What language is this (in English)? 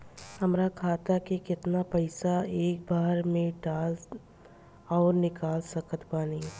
Bhojpuri